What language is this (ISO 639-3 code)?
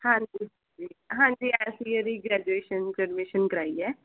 pan